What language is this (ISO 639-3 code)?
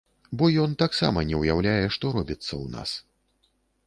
bel